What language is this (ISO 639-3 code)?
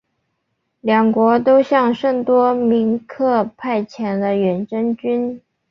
zho